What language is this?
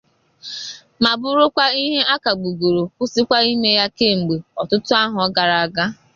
Igbo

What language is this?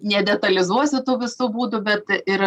Lithuanian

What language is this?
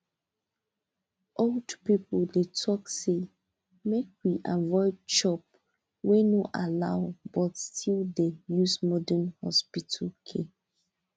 Nigerian Pidgin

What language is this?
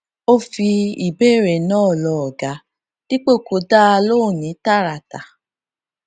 Yoruba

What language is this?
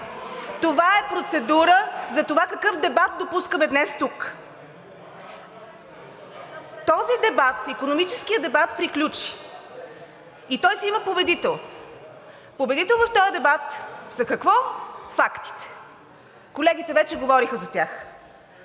Bulgarian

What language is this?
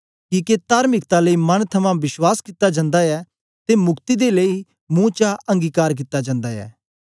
Dogri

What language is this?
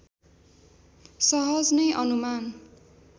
Nepali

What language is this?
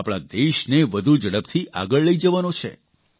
Gujarati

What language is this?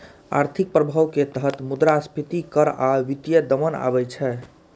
Maithili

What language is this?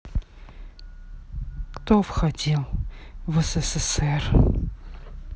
Russian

